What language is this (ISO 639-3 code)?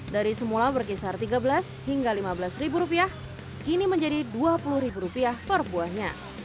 ind